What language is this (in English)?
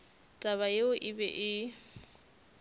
Northern Sotho